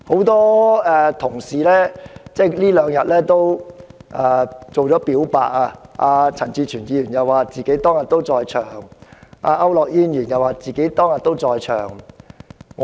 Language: Cantonese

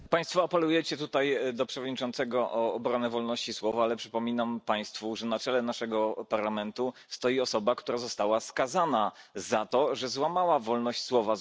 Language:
Polish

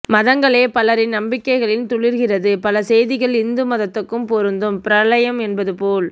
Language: Tamil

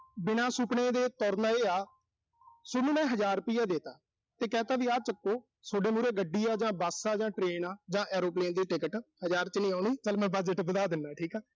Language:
Punjabi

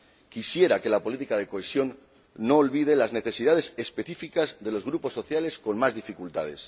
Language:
Spanish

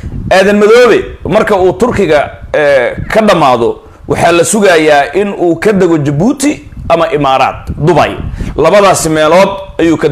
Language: Arabic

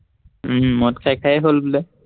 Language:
Assamese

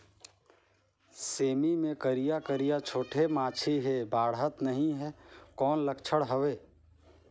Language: Chhattisgarhi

